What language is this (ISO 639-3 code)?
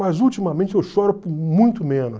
por